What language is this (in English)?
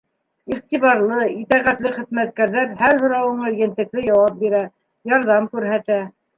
Bashkir